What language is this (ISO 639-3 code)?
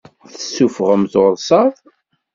kab